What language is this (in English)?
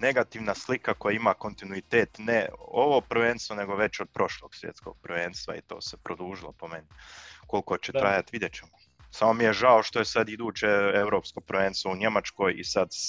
Croatian